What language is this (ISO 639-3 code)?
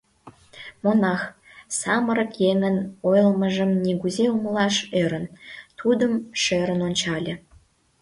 chm